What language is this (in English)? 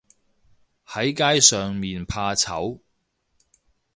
Cantonese